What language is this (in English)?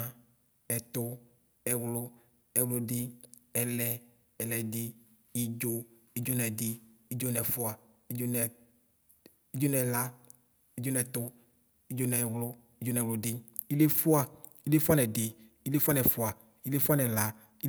Ikposo